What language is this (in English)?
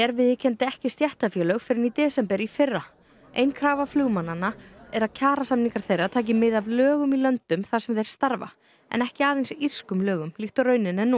Icelandic